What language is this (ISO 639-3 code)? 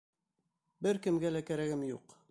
bak